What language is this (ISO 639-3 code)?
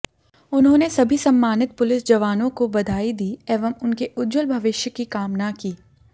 hin